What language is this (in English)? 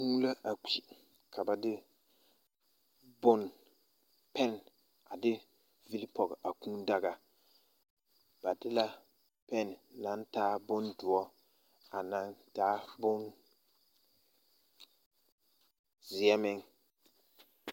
Southern Dagaare